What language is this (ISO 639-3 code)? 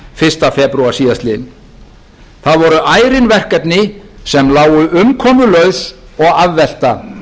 isl